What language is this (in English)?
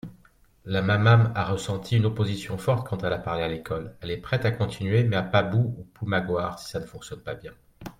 French